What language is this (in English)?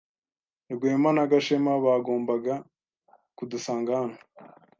Kinyarwanda